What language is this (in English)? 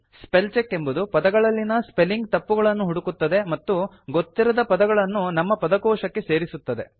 Kannada